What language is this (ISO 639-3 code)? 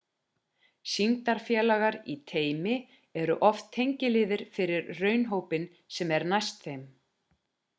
isl